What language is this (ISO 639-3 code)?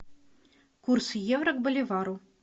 rus